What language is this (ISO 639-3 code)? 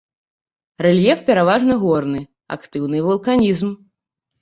bel